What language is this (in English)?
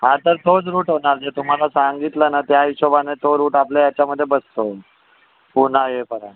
Marathi